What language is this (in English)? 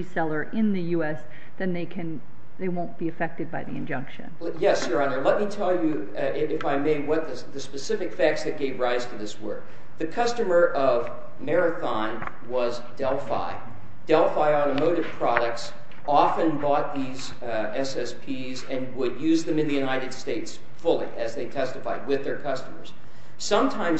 English